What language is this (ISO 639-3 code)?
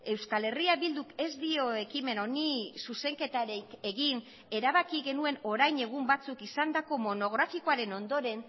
eus